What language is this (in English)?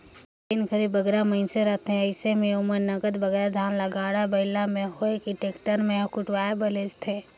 Chhattisgarhi